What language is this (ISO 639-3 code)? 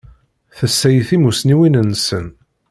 kab